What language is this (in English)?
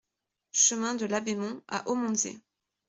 French